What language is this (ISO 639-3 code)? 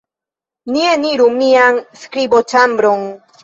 epo